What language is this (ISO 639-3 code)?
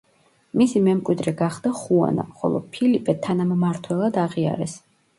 kat